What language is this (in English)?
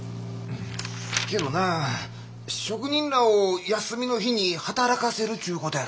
Japanese